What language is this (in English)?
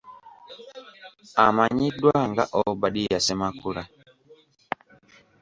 Ganda